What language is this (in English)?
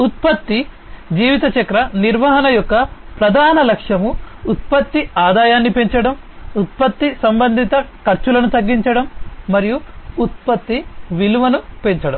Telugu